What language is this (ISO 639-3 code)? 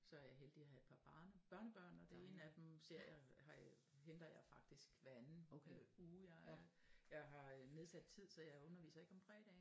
dan